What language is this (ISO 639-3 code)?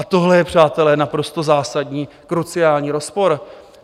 ces